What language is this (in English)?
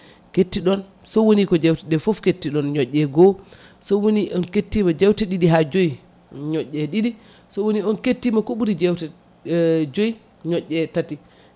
Fula